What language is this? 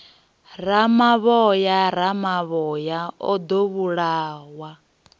Venda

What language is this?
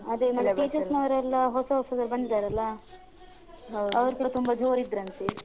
Kannada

